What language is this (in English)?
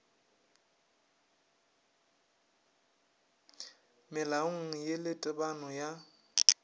Northern Sotho